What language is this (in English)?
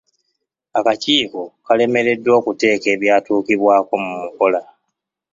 Ganda